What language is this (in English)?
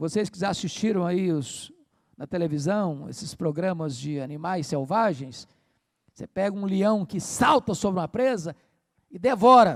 Portuguese